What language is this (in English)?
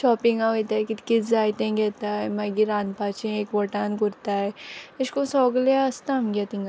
Konkani